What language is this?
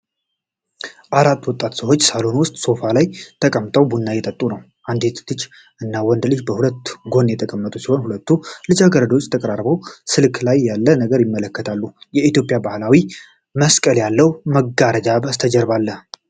Amharic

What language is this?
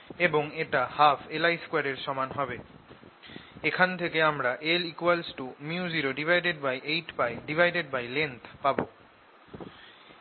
Bangla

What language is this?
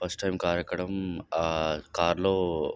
Telugu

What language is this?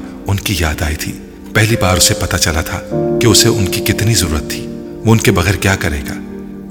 Urdu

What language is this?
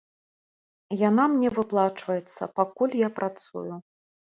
Belarusian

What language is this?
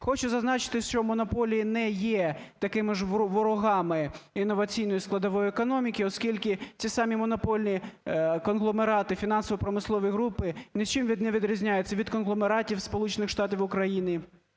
Ukrainian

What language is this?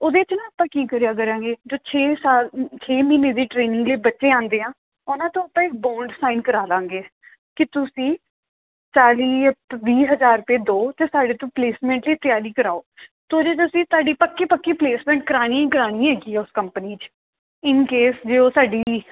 Punjabi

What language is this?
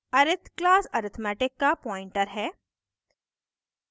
Hindi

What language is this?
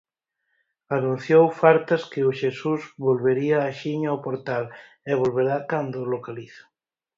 Galician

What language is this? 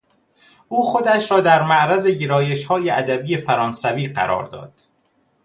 Persian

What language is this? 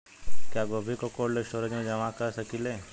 Bhojpuri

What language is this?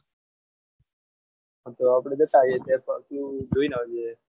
Gujarati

